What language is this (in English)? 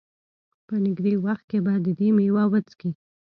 Pashto